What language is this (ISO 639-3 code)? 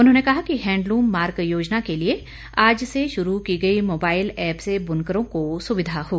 hin